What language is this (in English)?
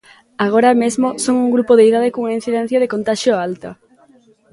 Galician